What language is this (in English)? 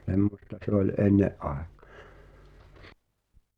Finnish